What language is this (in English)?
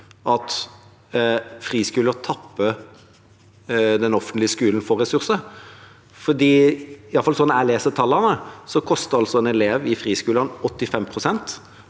Norwegian